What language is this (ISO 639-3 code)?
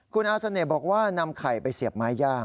tha